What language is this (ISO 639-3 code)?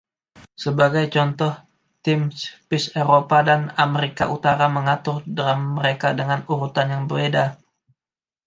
ind